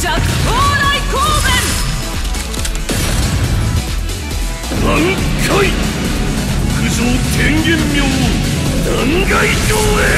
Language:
Japanese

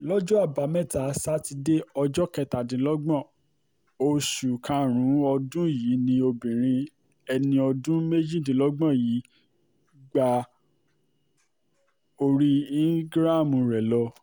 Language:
Yoruba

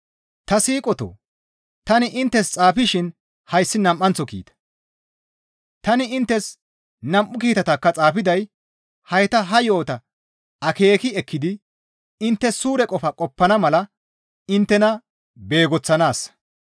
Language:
Gamo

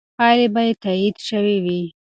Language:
Pashto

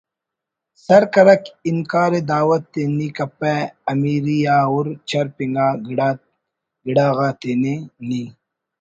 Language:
Brahui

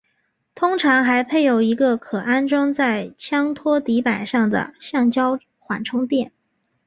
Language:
Chinese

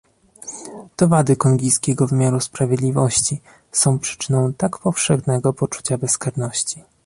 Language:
Polish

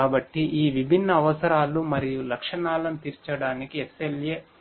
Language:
Telugu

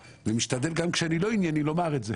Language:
Hebrew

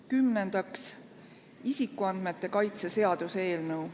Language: Estonian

